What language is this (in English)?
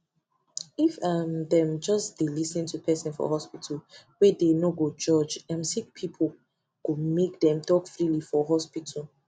Nigerian Pidgin